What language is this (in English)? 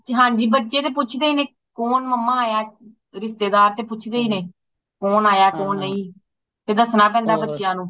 Punjabi